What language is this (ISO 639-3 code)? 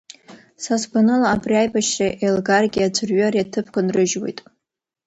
abk